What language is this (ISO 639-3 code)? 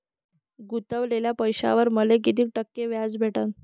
mar